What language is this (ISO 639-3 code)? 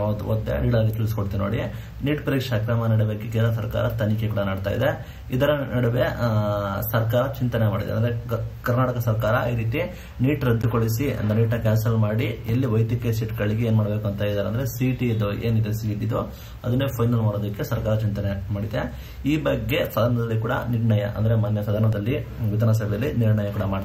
kan